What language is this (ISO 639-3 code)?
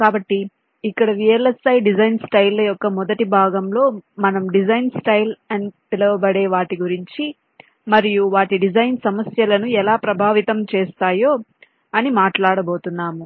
tel